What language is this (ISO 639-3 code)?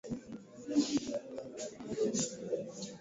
swa